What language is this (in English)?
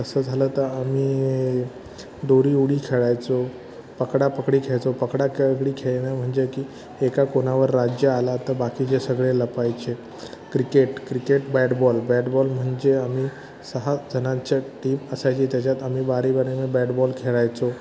Marathi